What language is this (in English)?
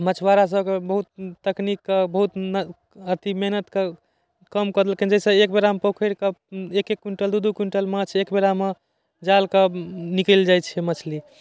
Maithili